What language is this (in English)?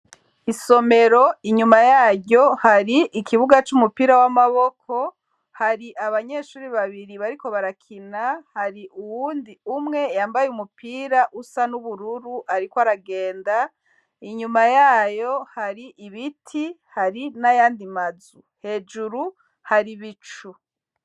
Rundi